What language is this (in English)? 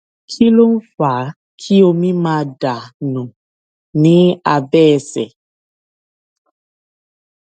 Yoruba